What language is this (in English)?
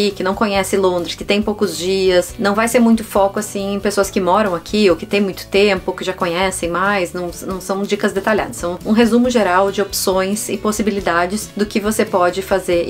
Portuguese